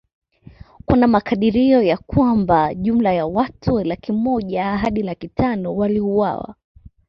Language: Swahili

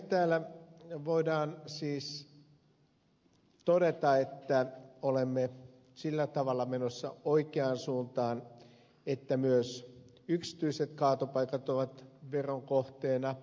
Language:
Finnish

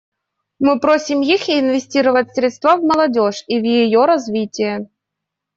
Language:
Russian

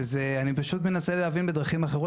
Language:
Hebrew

